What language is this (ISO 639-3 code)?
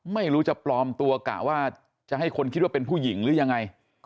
tha